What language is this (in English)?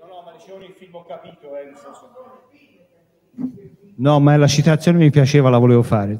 Italian